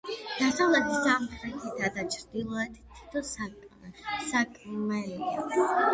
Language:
Georgian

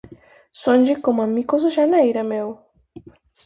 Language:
Galician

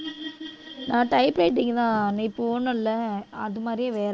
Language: Tamil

